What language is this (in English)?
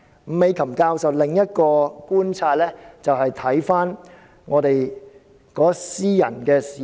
Cantonese